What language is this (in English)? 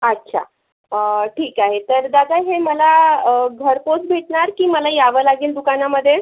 Marathi